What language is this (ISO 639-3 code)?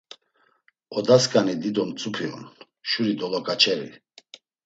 lzz